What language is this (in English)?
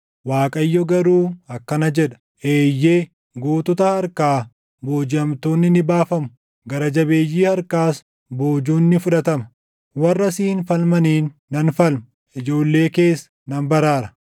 Oromo